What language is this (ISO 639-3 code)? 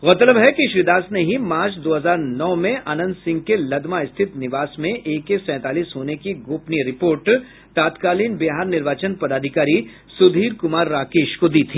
hin